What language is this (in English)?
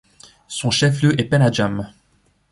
French